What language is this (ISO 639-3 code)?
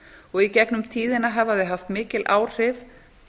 isl